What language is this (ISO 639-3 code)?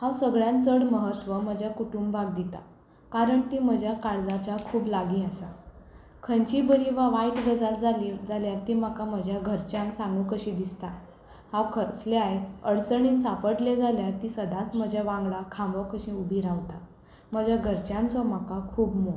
kok